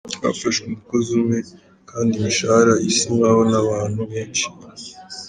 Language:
Kinyarwanda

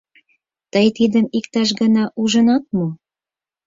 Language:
Mari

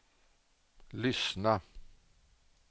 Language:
Swedish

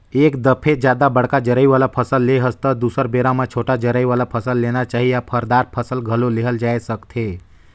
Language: Chhattisgarhi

